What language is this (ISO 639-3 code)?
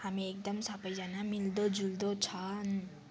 nep